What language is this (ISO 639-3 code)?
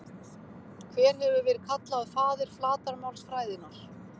isl